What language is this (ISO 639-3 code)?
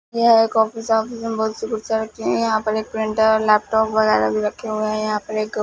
hin